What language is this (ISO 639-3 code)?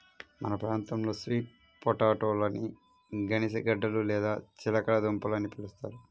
tel